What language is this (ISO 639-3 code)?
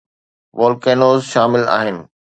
snd